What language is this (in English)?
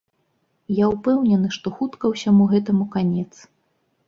Belarusian